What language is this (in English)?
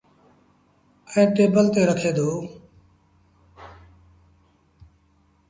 Sindhi Bhil